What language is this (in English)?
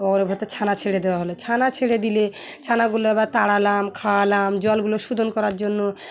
Bangla